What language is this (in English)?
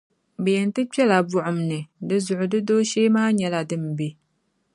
Dagbani